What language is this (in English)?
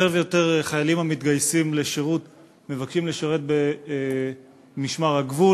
Hebrew